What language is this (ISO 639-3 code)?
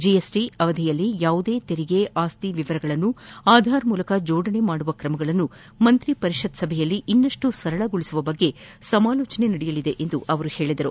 kan